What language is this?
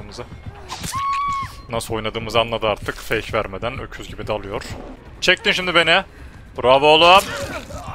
Turkish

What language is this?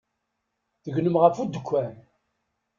Kabyle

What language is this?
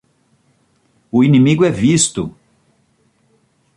Portuguese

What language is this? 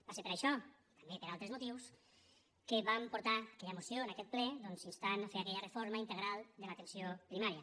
Catalan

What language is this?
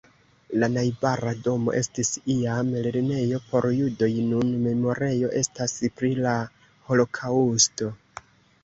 Esperanto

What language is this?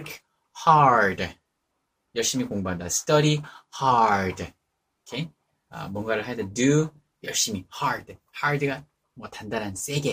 Korean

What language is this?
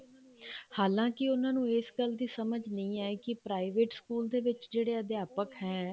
Punjabi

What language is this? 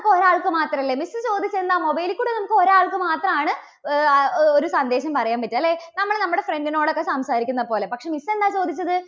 Malayalam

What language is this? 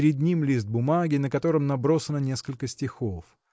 Russian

